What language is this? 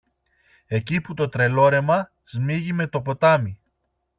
Greek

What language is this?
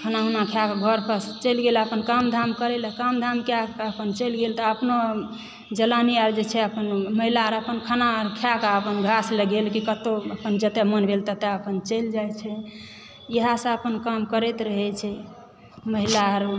Maithili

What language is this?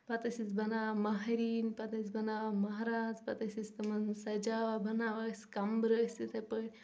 Kashmiri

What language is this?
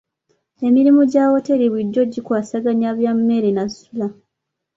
Ganda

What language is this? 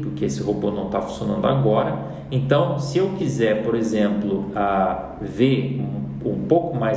Portuguese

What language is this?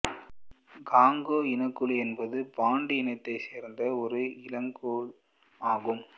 Tamil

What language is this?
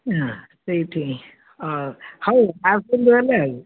Odia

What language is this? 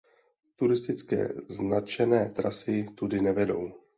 Czech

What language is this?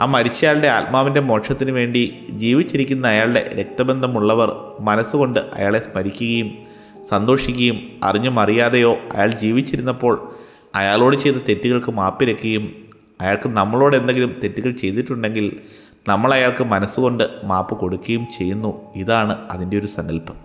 Malayalam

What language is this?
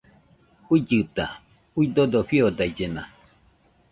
Nüpode Huitoto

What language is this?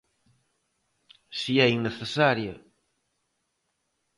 Galician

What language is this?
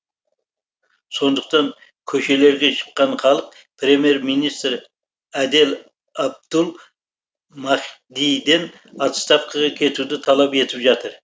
Kazakh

